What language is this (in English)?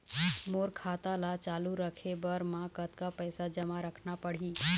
Chhattisgarhi